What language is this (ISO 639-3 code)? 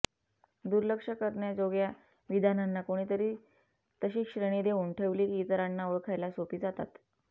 mar